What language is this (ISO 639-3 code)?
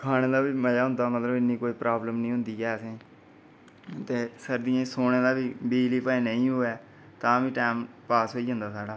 doi